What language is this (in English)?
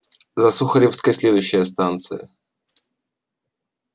Russian